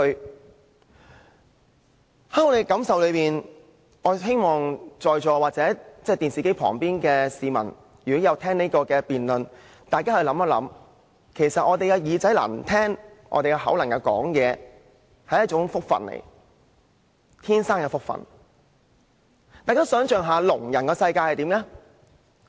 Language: Cantonese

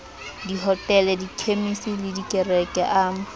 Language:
Southern Sotho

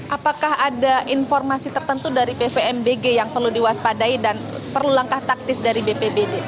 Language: Indonesian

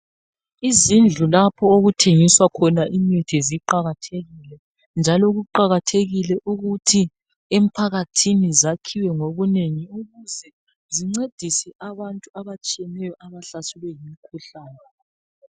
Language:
North Ndebele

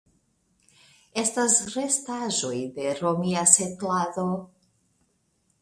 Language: Esperanto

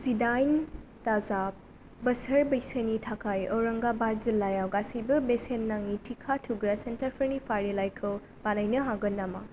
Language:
Bodo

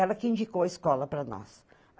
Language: Portuguese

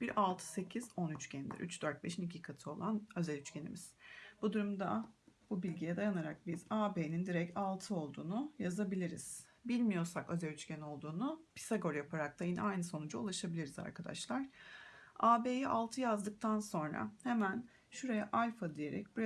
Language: Turkish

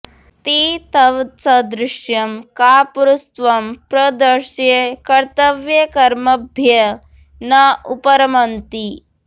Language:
Sanskrit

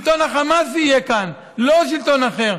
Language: Hebrew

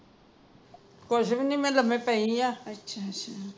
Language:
Punjabi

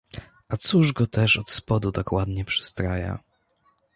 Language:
Polish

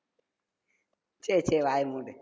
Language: Tamil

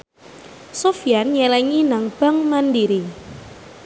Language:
Javanese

